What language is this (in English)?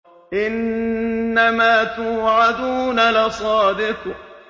Arabic